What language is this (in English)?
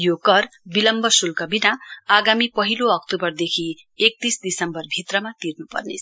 Nepali